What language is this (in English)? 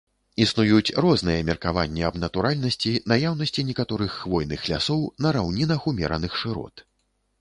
Belarusian